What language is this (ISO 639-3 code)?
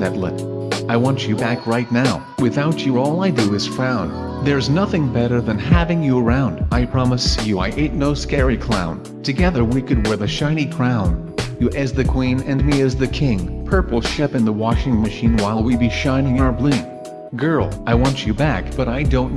eng